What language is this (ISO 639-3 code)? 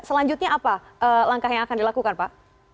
ind